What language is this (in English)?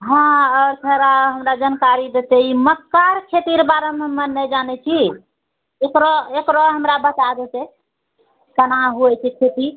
Maithili